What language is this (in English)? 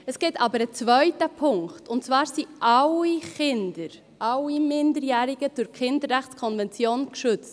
Swiss German